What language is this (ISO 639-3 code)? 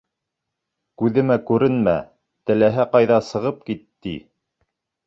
bak